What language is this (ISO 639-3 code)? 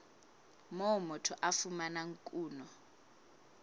sot